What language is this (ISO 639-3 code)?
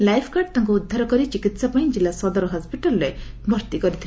ori